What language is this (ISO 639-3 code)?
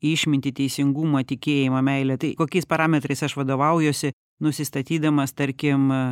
lit